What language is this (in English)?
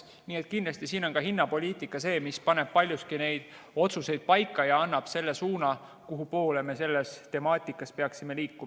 Estonian